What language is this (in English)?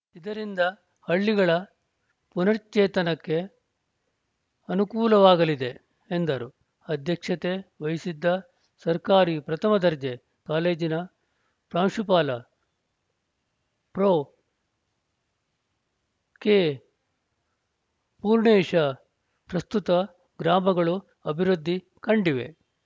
Kannada